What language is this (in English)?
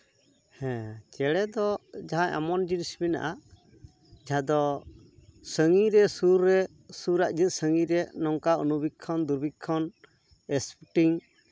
Santali